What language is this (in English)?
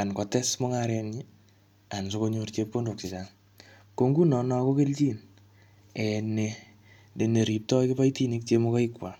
Kalenjin